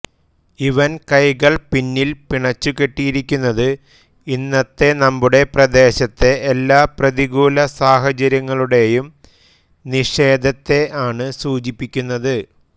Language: Malayalam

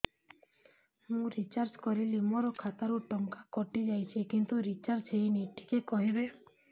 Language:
Odia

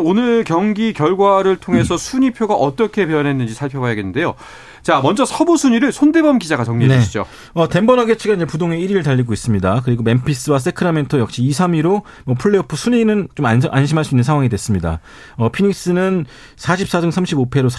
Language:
Korean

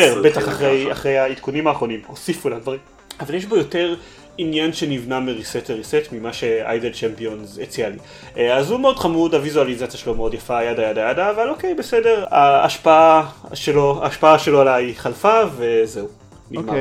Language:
Hebrew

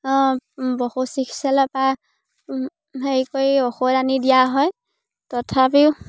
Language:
Assamese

